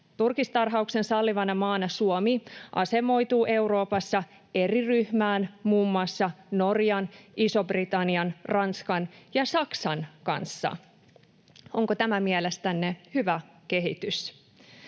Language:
Finnish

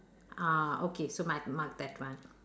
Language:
English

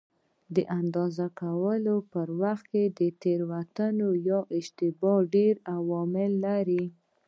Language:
Pashto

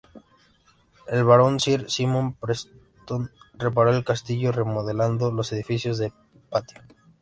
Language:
Spanish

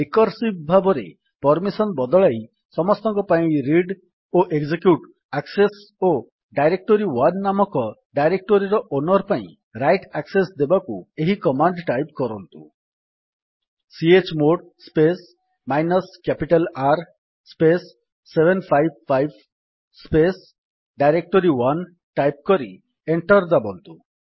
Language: Odia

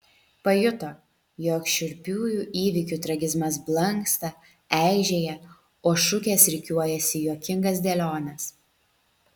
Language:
Lithuanian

